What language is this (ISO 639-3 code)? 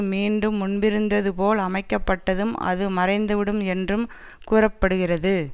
tam